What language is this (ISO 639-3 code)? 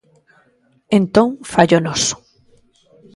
glg